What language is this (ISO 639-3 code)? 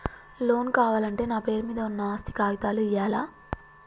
tel